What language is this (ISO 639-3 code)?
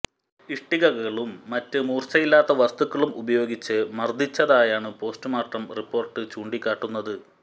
mal